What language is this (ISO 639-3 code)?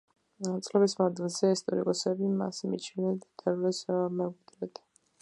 kat